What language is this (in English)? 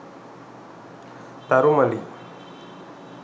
Sinhala